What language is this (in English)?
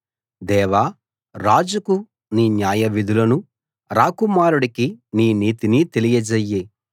Telugu